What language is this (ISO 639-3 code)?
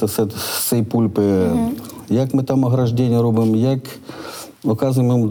ukr